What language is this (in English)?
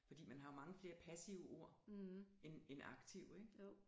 Danish